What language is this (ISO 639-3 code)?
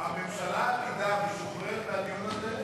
heb